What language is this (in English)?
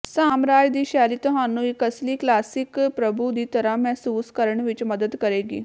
Punjabi